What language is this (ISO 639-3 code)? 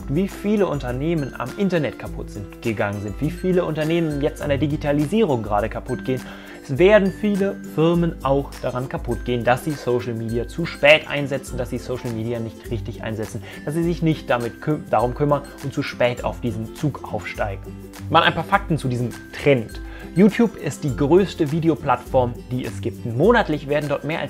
deu